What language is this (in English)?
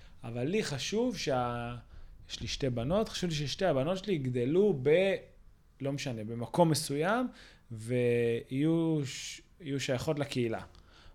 Hebrew